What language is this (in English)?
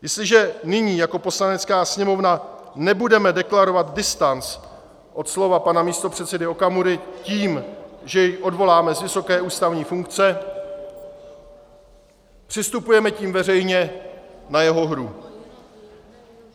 Czech